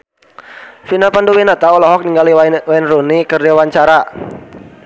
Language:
Sundanese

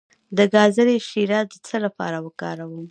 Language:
Pashto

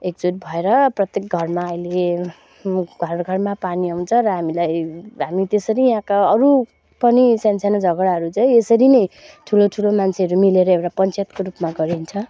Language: Nepali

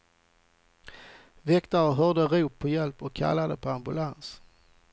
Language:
Swedish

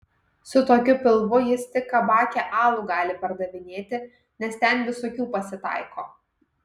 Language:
Lithuanian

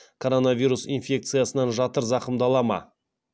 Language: Kazakh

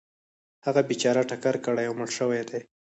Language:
Pashto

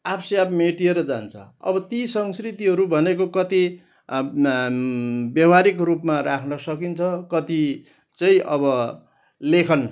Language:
Nepali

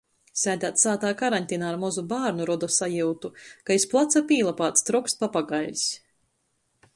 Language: Latgalian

